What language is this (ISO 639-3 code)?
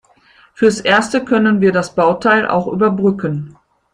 deu